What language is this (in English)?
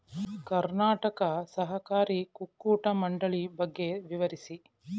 Kannada